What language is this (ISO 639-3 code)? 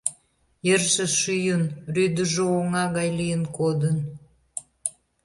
chm